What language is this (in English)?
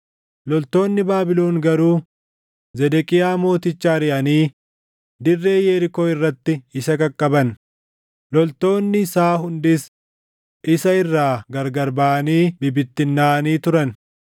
Oromo